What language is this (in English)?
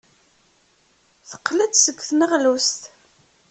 Kabyle